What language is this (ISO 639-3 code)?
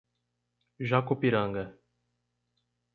por